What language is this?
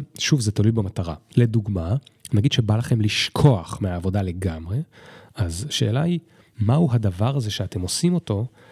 Hebrew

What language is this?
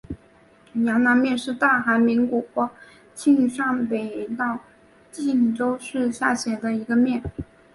Chinese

